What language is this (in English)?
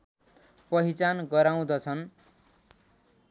Nepali